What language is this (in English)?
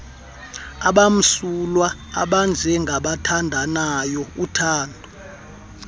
Xhosa